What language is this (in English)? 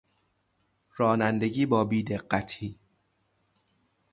Persian